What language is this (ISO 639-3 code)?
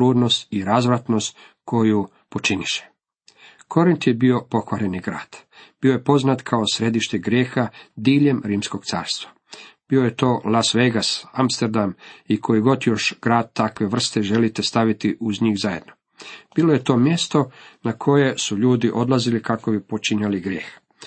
hrv